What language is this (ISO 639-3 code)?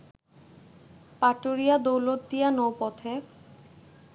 ben